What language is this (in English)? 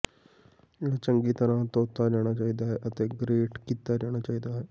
Punjabi